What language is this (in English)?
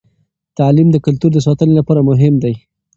Pashto